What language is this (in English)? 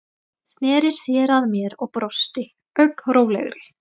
Icelandic